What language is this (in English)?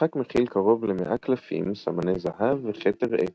Hebrew